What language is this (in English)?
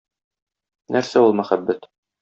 Tatar